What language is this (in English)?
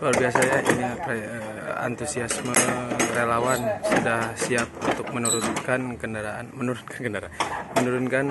Indonesian